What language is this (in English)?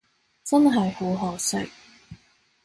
Cantonese